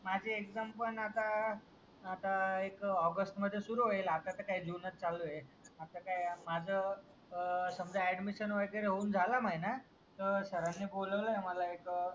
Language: Marathi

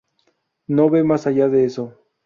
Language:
Spanish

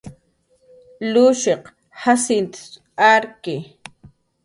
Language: Jaqaru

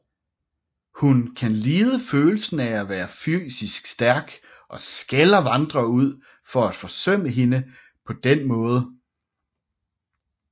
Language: Danish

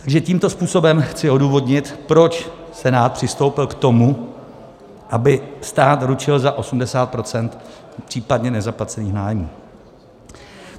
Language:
Czech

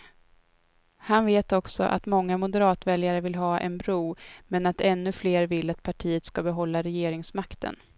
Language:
Swedish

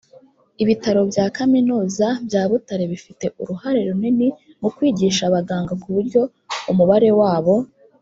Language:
Kinyarwanda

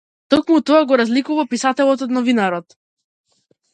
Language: Macedonian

